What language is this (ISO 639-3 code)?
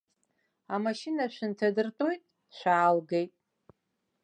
abk